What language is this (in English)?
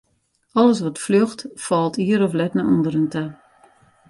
Western Frisian